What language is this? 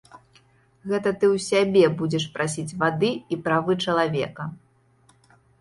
Belarusian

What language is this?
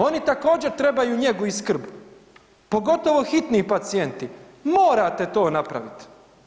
Croatian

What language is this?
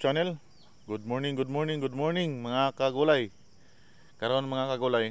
Filipino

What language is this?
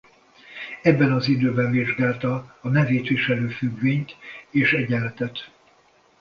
Hungarian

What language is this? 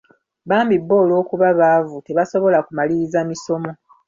Ganda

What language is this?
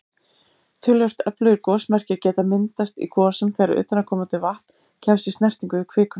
Icelandic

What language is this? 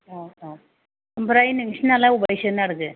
Bodo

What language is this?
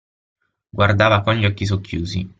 Italian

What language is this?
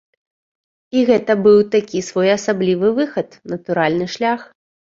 Belarusian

